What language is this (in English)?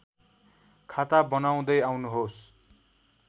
Nepali